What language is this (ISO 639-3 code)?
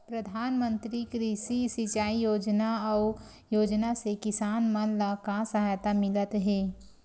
hne